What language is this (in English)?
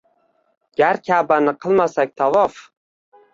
Uzbek